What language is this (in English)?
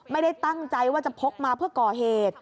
Thai